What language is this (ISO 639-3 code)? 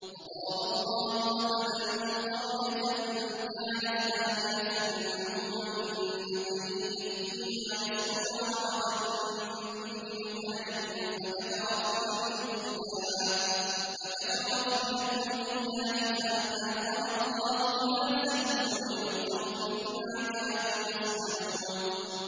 ara